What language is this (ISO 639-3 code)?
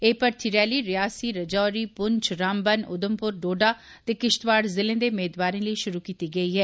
doi